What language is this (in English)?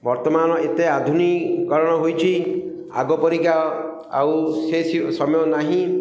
Odia